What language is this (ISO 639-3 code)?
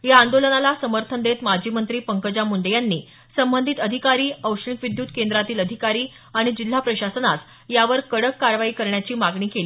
mar